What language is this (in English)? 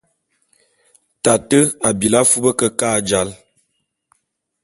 Bulu